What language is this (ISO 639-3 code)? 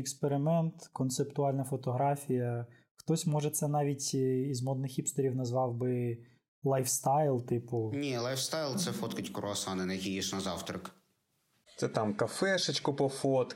ukr